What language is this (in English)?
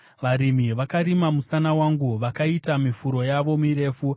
Shona